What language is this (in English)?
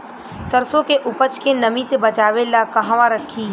Bhojpuri